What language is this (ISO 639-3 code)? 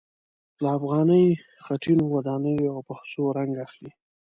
pus